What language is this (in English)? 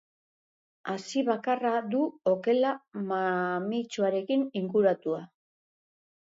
Basque